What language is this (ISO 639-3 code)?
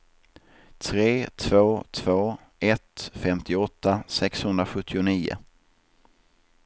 swe